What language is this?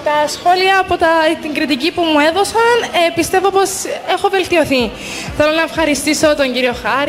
Greek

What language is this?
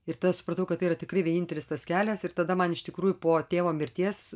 Lithuanian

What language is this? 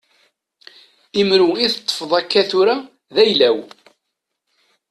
Kabyle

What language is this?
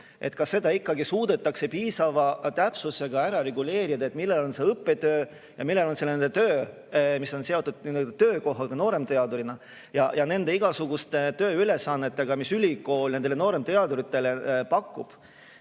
Estonian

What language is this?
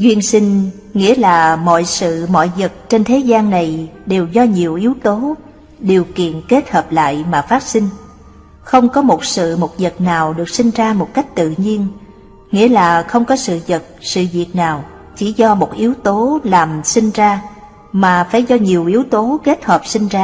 Vietnamese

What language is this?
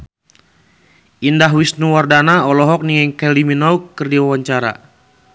Sundanese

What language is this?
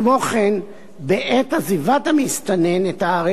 Hebrew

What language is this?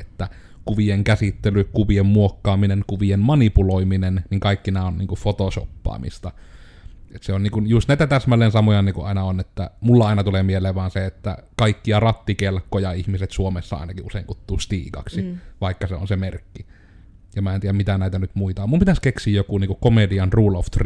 Finnish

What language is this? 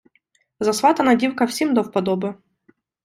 Ukrainian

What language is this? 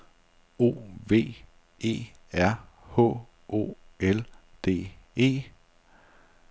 Danish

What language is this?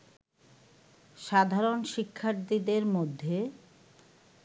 Bangla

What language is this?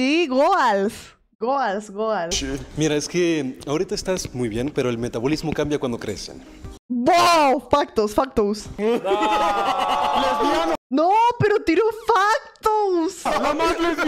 Spanish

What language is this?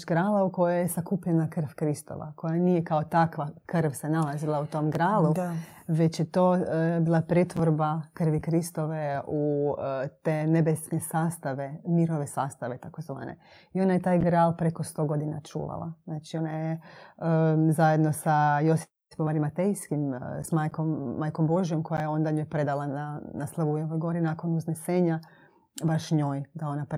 Croatian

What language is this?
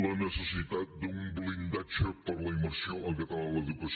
Catalan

